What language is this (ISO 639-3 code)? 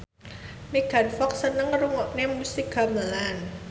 jav